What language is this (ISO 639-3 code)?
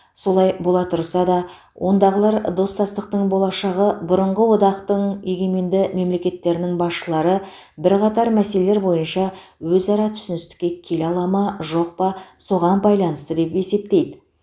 kaz